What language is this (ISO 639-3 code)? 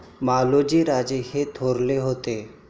mar